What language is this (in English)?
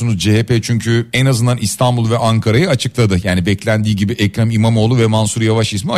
Turkish